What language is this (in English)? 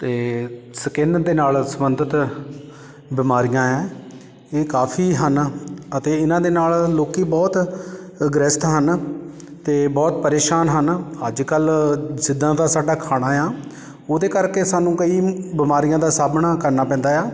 Punjabi